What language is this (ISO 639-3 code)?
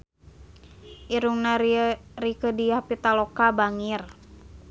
sun